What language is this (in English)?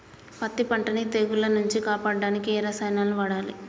Telugu